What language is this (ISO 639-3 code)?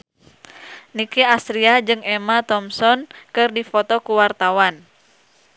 sun